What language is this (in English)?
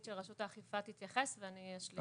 Hebrew